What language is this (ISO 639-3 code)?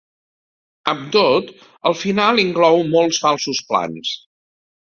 cat